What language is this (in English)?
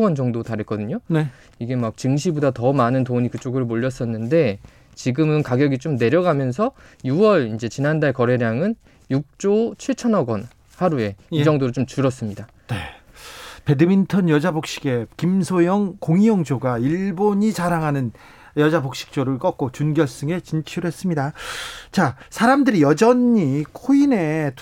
Korean